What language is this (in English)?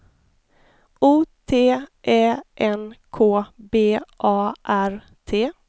Swedish